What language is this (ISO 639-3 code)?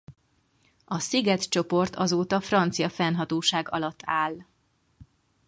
hun